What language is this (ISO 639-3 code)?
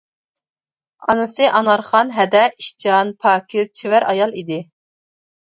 uig